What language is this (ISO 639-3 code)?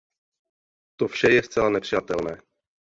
ces